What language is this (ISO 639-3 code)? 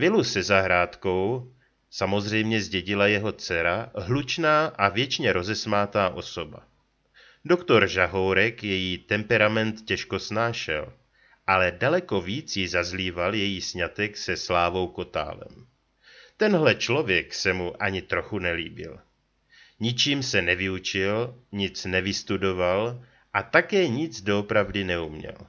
ces